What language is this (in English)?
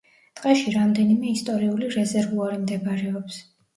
Georgian